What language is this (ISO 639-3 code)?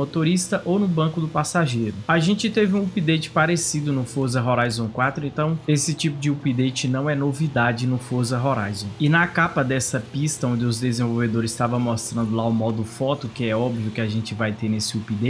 por